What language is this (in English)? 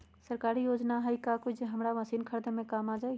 Magahi